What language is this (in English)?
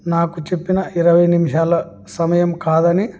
Telugu